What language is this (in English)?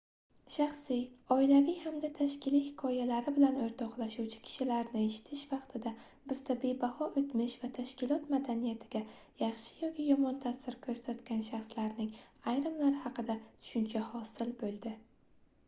Uzbek